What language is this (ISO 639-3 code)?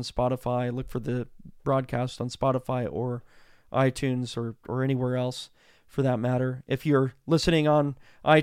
eng